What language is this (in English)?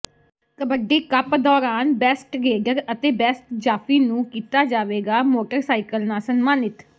Punjabi